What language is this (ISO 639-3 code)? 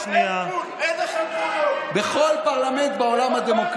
heb